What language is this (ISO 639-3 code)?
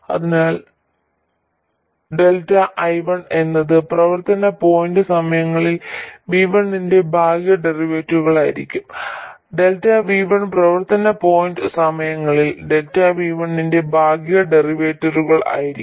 mal